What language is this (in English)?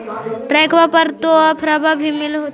Magahi